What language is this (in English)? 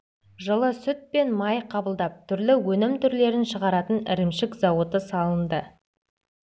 Kazakh